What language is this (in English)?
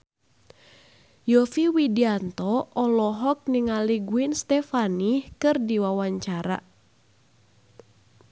Sundanese